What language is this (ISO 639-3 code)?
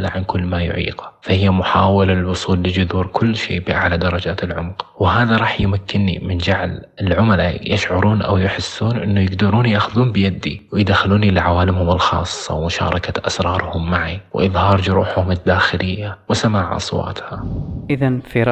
ara